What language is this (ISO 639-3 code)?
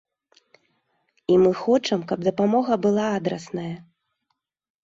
bel